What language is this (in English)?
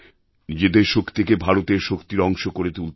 Bangla